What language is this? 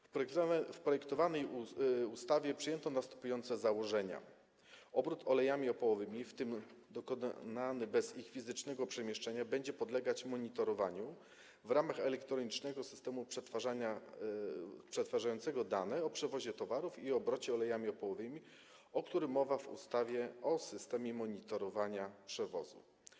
Polish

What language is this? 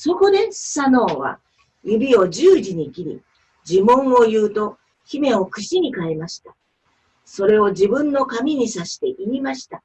Japanese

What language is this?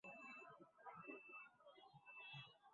Bangla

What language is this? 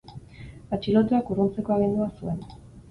Basque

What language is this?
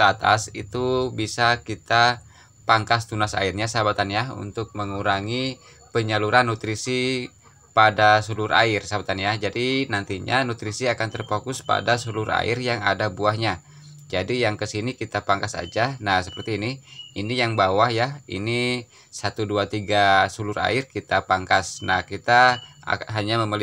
Indonesian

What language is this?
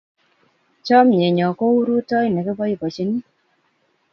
Kalenjin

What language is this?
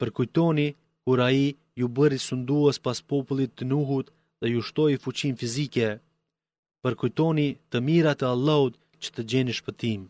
Greek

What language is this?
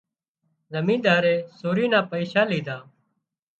Wadiyara Koli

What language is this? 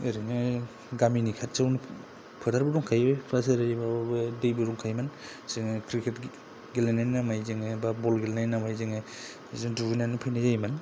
Bodo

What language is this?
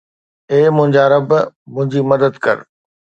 Sindhi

